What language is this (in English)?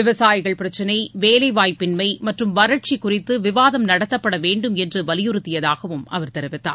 Tamil